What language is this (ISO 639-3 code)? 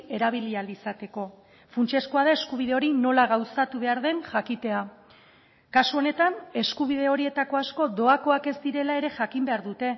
eus